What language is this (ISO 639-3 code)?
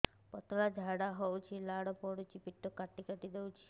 ori